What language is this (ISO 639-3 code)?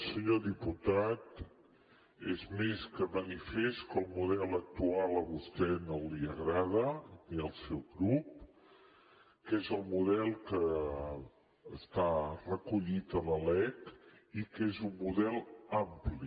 cat